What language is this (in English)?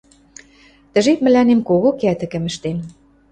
Western Mari